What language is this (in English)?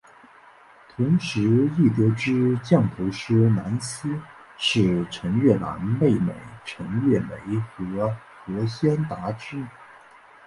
Chinese